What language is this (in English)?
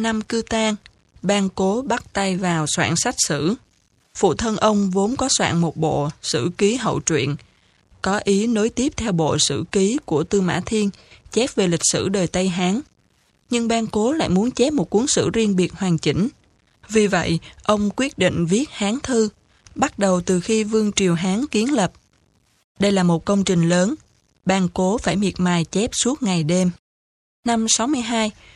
Vietnamese